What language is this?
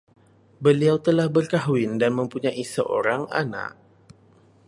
Malay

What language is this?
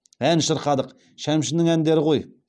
Kazakh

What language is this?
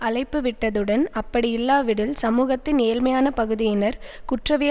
Tamil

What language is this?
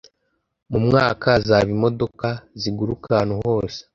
Kinyarwanda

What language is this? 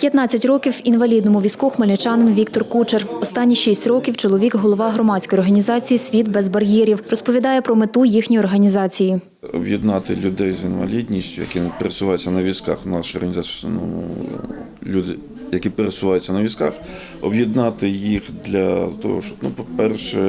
Ukrainian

